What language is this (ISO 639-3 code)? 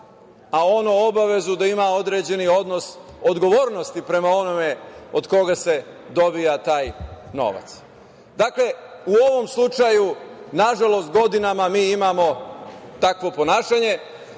srp